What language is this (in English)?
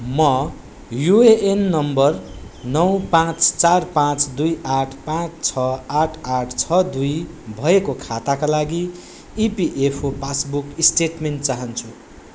Nepali